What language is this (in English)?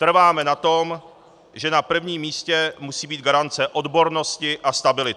Czech